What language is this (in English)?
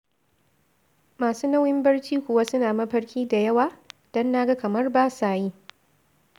Hausa